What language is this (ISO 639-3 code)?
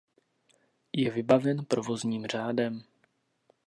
ces